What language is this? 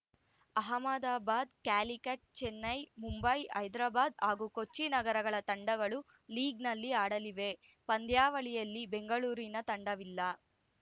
Kannada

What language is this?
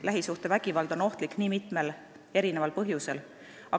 Estonian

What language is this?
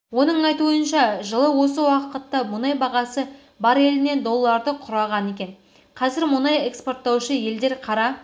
Kazakh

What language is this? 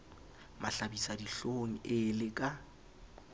Southern Sotho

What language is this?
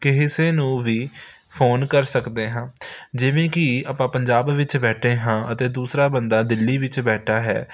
Punjabi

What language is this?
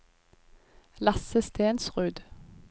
Norwegian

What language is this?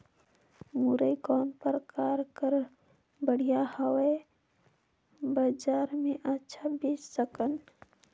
Chhattisgarhi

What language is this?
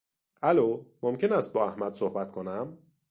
Persian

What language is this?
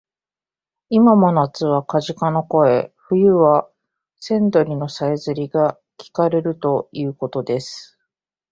Japanese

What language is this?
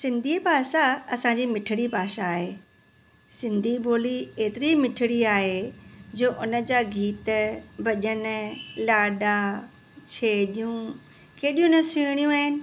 Sindhi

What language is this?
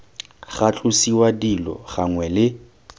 Tswana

